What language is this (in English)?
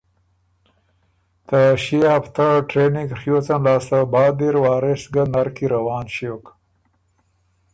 Ormuri